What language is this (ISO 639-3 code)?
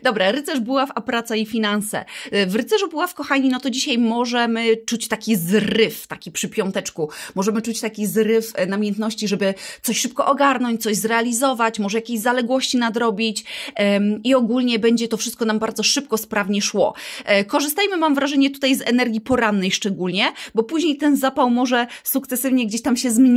pol